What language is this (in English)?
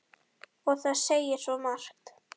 Icelandic